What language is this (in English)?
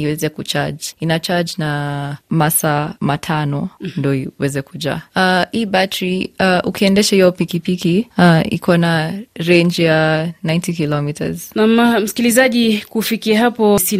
Swahili